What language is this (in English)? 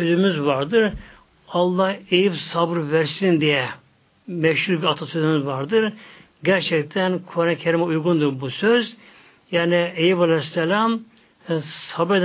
Turkish